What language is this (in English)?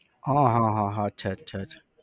Gujarati